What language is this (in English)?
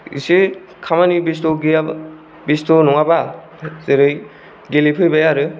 Bodo